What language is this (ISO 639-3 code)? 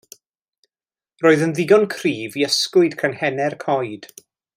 cym